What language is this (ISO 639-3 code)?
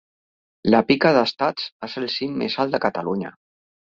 cat